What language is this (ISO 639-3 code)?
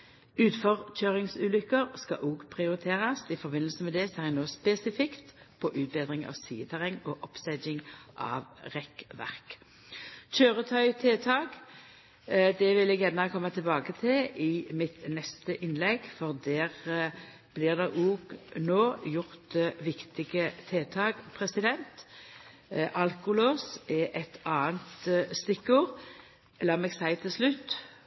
nno